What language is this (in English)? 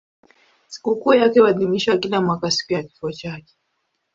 Swahili